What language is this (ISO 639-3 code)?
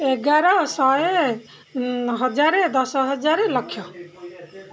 ori